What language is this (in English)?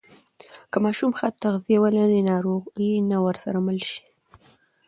Pashto